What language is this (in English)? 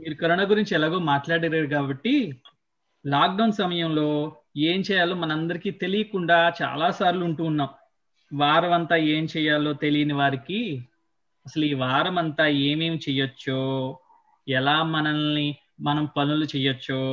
Telugu